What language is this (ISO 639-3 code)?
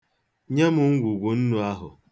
ibo